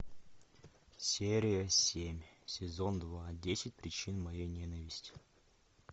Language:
Russian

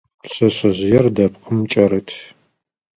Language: Adyghe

